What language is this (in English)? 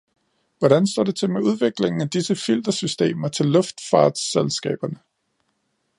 Danish